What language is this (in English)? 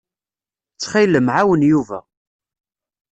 Kabyle